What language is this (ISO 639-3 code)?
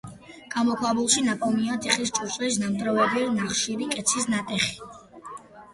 kat